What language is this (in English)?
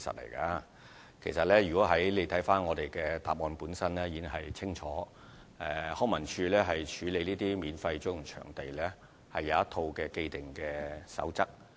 Cantonese